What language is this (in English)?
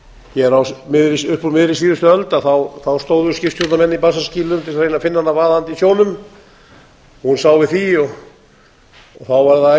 Icelandic